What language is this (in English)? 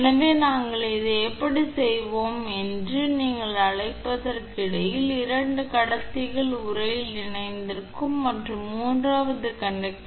Tamil